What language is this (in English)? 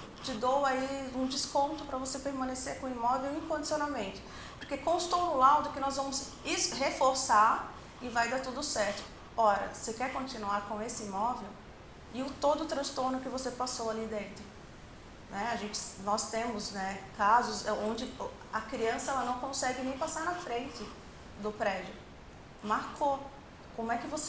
Portuguese